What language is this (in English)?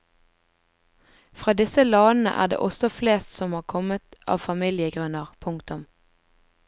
Norwegian